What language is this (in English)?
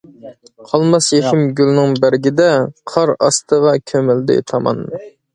Uyghur